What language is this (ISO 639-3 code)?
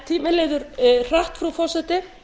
isl